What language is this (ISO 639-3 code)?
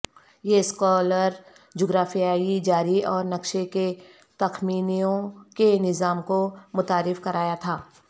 urd